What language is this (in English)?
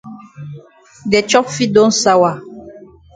Cameroon Pidgin